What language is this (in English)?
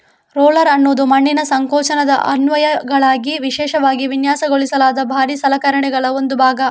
Kannada